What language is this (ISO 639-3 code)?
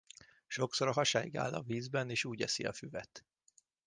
hun